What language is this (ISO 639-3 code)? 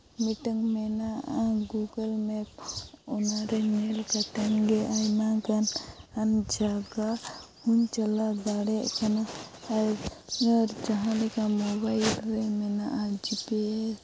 sat